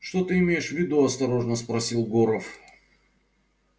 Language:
Russian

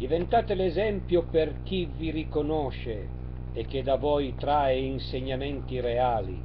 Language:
Italian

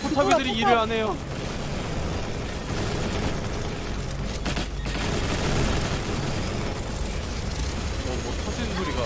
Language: Korean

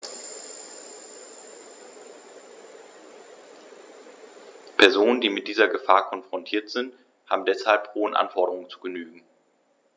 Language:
German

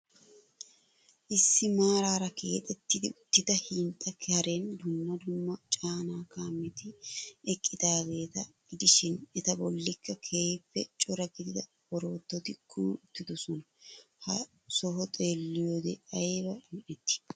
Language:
Wolaytta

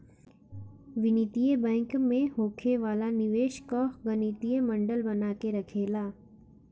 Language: Bhojpuri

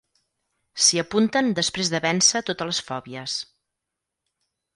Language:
Catalan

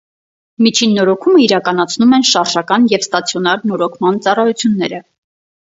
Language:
Armenian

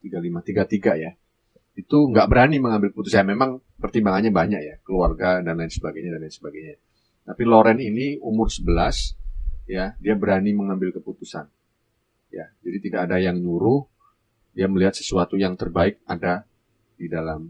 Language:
Indonesian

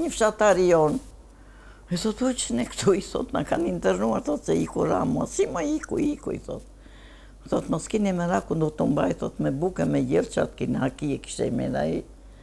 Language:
Romanian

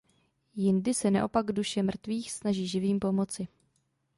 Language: Czech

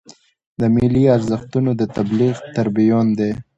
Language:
Pashto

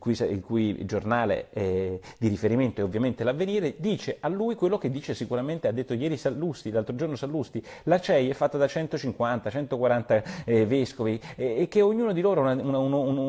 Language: Italian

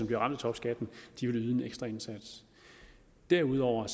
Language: Danish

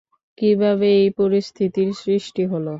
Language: Bangla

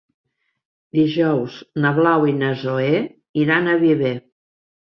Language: Catalan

